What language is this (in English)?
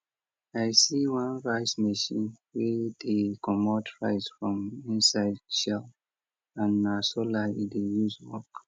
Nigerian Pidgin